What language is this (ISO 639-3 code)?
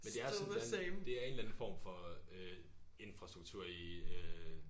dan